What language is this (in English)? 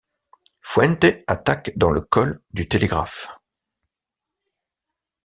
French